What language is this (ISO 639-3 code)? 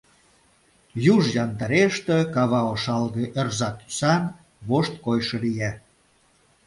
chm